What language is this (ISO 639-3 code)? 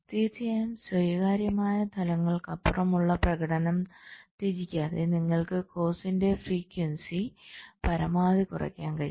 mal